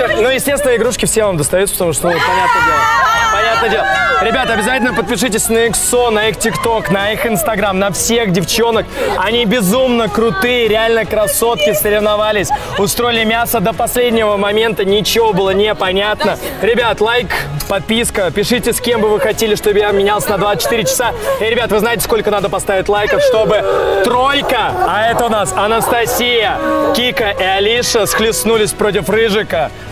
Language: Russian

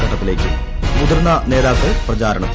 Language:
Malayalam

